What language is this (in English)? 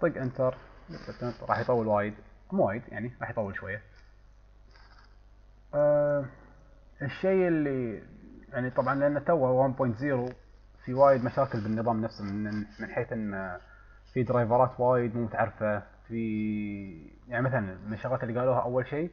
Arabic